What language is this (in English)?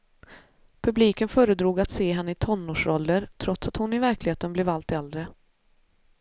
Swedish